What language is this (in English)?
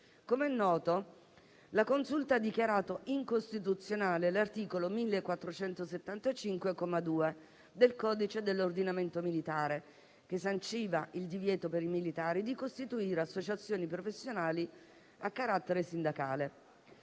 Italian